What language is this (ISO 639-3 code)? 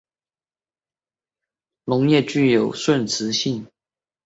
zho